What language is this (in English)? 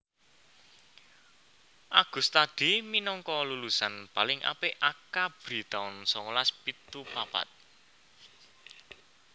Javanese